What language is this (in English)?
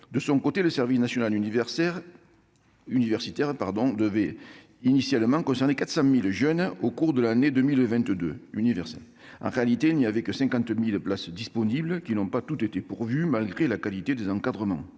French